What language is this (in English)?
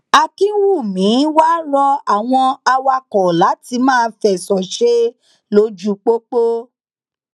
Yoruba